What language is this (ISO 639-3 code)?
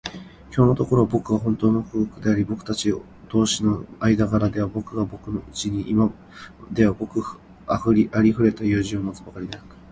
jpn